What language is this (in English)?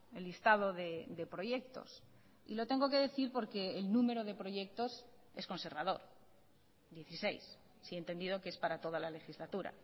Spanish